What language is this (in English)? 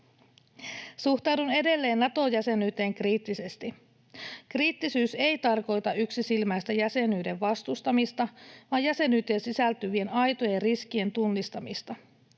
Finnish